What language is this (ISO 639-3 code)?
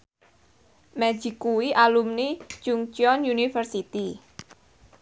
jav